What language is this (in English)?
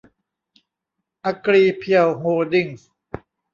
Thai